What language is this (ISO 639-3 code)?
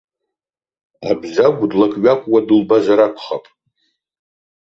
abk